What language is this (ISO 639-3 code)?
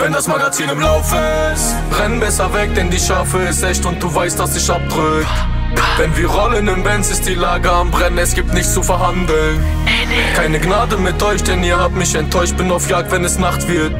deu